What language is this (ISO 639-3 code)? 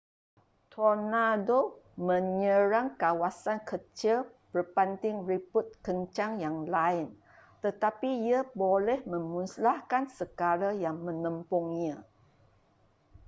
msa